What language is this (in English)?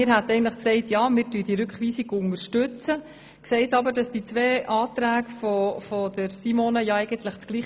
Swiss German